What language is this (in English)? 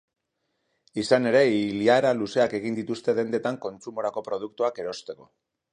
Basque